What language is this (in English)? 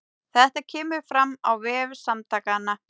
Icelandic